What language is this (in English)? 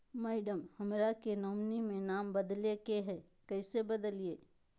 Magahi